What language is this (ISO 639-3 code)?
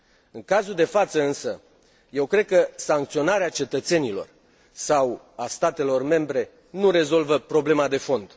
ron